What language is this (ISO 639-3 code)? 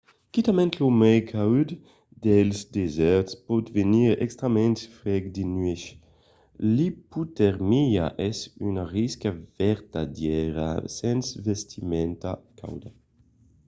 oci